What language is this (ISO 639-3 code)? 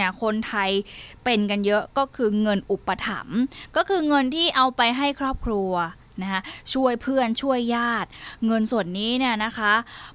tha